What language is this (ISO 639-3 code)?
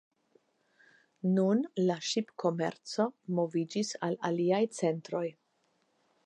epo